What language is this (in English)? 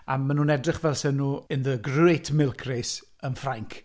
Welsh